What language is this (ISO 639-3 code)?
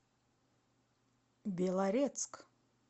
rus